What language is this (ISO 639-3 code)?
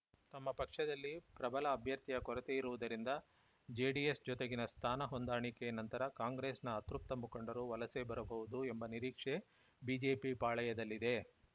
kan